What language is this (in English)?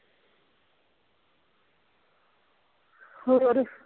Punjabi